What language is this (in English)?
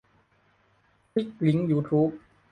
Thai